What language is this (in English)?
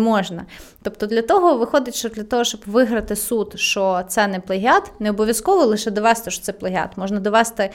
Ukrainian